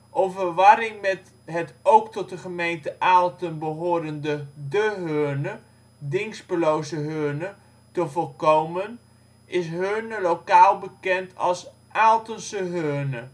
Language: Dutch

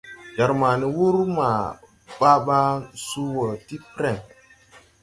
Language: Tupuri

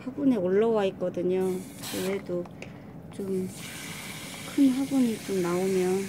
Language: Korean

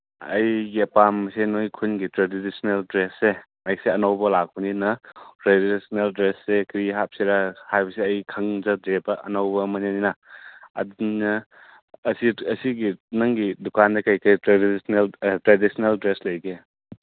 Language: Manipuri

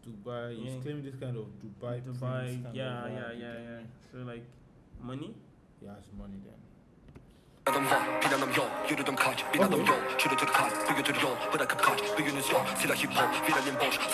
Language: Turkish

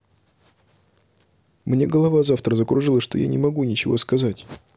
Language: Russian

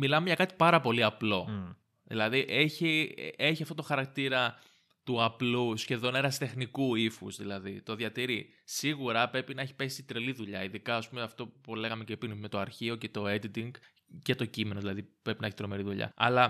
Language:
Greek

